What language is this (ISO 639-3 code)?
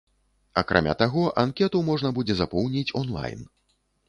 bel